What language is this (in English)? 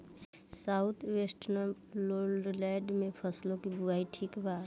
Bhojpuri